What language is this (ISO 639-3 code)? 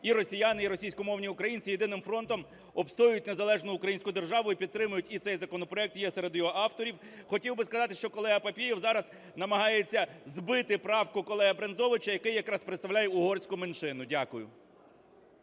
ukr